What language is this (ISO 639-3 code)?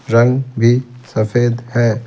hin